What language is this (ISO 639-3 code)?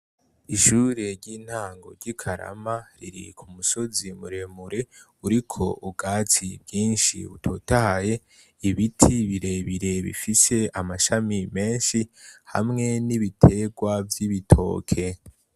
run